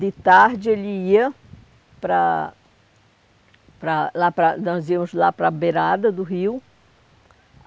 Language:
Portuguese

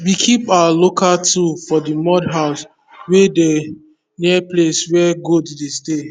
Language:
Nigerian Pidgin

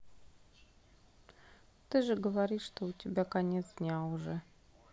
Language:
Russian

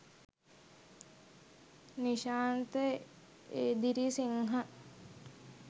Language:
Sinhala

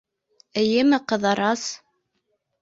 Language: Bashkir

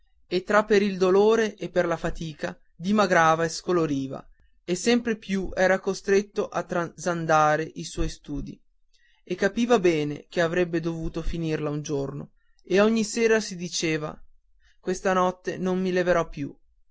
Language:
Italian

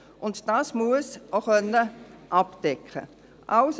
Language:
Swiss German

